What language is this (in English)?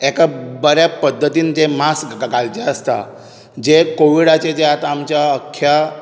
Konkani